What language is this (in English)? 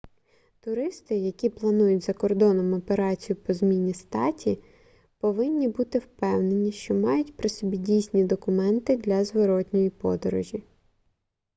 Ukrainian